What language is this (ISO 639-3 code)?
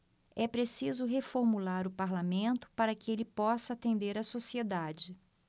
por